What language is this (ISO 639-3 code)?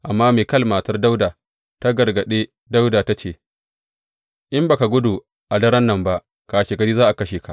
hau